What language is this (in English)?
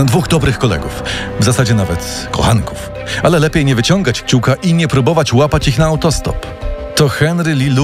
Polish